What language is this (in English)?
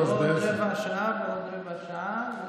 Hebrew